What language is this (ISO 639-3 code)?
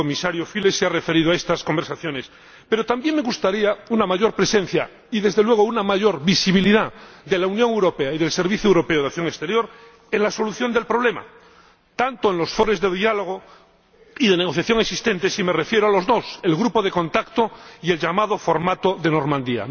spa